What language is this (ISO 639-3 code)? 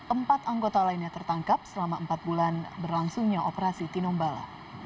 ind